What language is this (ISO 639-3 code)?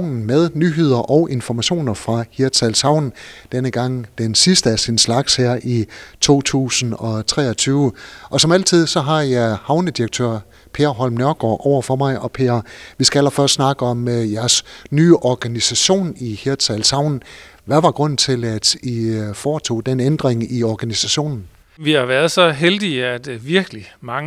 dan